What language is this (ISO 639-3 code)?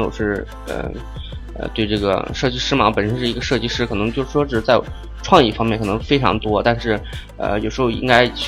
zho